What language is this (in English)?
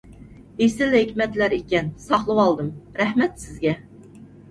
Uyghur